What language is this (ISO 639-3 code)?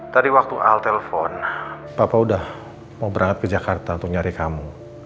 ind